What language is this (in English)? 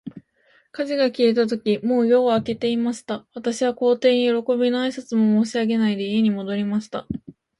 Japanese